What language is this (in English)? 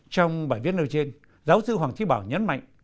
Vietnamese